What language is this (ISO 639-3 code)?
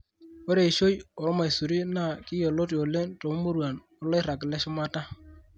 mas